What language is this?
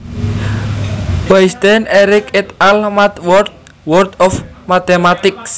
Javanese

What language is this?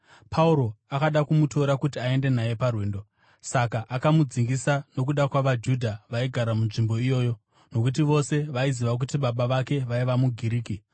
Shona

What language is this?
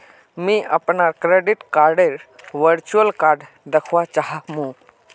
Magahi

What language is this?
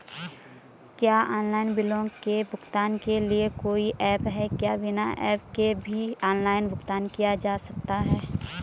Hindi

